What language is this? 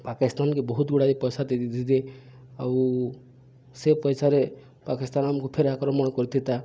Odia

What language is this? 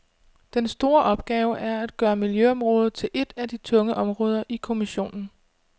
Danish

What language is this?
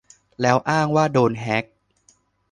Thai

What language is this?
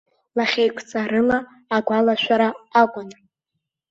Abkhazian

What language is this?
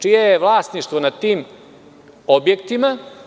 Serbian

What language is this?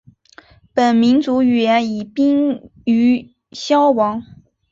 Chinese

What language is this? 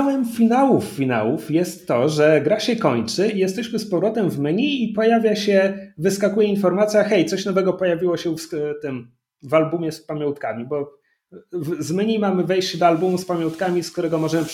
Polish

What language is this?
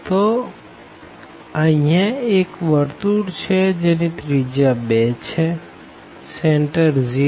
Gujarati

